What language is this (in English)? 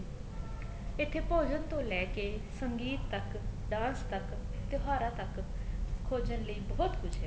Punjabi